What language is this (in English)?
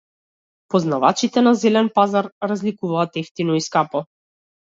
Macedonian